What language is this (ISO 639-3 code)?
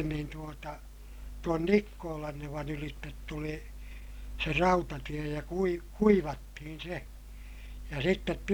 fin